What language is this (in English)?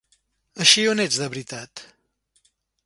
Catalan